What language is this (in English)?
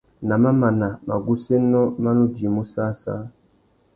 Tuki